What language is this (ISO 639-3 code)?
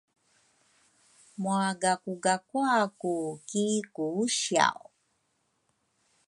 dru